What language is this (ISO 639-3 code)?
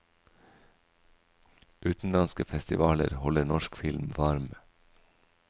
nor